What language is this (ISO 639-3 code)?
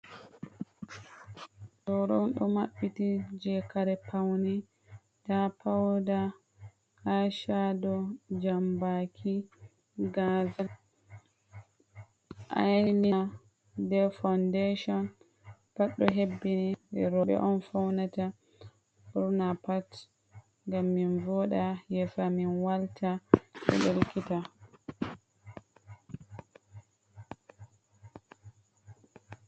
ful